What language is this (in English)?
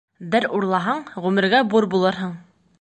Bashkir